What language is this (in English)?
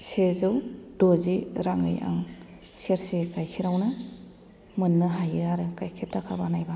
Bodo